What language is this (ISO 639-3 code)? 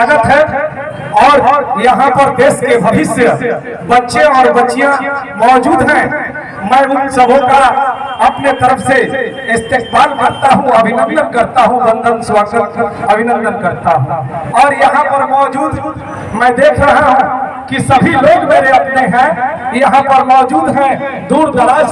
hin